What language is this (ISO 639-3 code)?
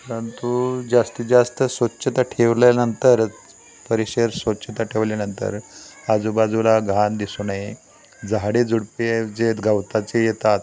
mar